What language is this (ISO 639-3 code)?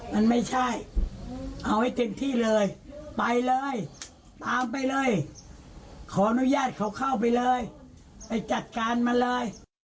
tha